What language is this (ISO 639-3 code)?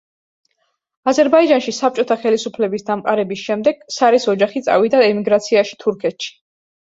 kat